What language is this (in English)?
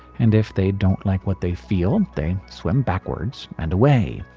English